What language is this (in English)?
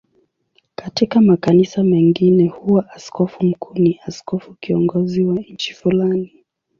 Swahili